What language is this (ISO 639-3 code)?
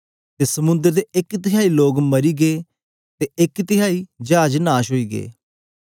doi